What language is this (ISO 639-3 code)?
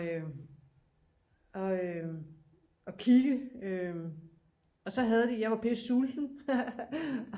dan